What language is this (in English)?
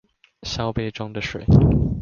Chinese